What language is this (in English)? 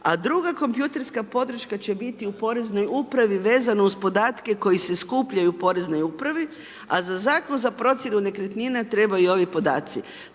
Croatian